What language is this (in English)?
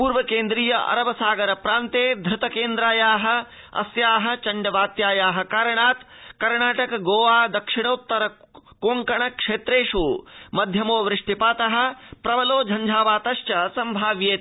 Sanskrit